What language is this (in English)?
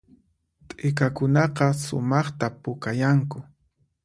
Puno Quechua